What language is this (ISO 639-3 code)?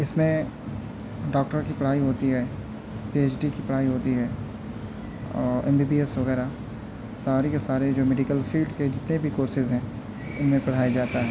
urd